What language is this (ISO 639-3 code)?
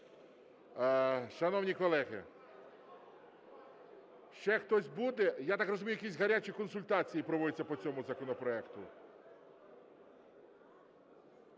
ukr